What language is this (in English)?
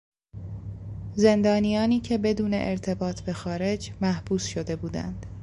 Persian